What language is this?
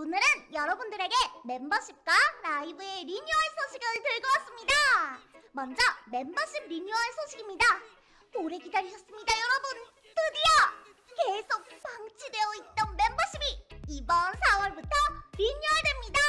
Korean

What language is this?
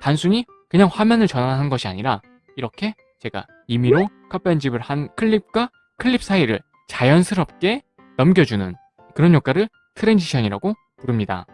Korean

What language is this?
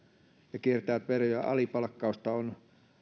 Finnish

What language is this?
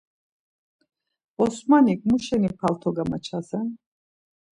Laz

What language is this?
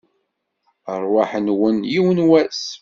Kabyle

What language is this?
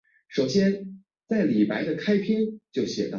Chinese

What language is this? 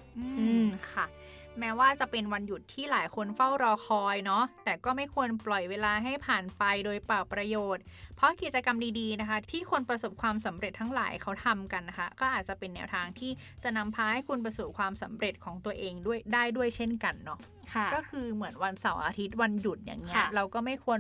Thai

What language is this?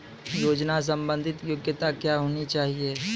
Maithili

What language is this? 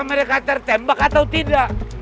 Indonesian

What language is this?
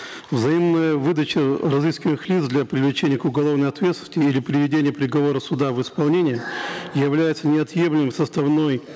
Kazakh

